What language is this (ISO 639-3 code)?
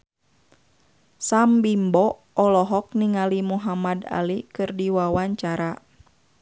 sun